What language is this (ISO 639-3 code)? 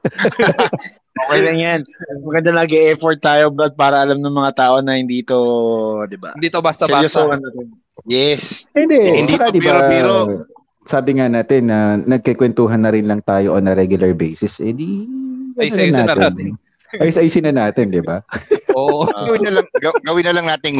fil